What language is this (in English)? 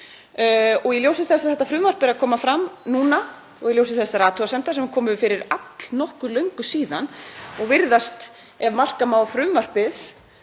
Icelandic